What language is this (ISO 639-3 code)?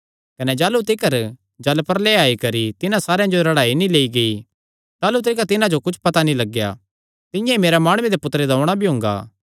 xnr